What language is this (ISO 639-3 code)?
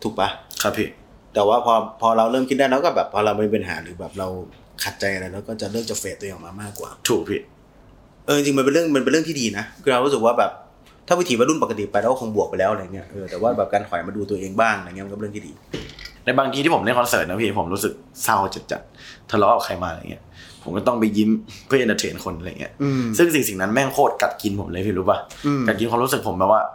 tha